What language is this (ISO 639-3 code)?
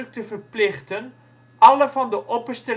nld